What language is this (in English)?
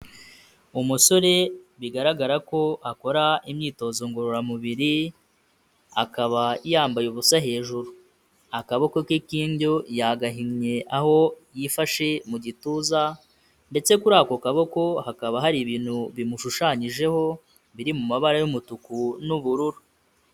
Kinyarwanda